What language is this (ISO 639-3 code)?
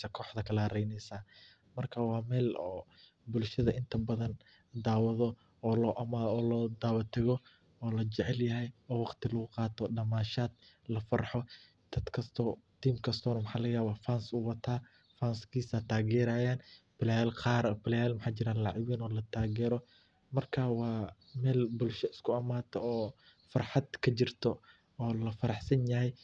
som